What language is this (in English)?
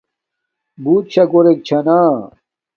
Domaaki